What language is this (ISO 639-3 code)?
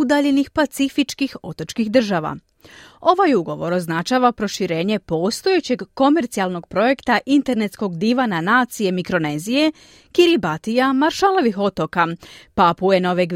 hrv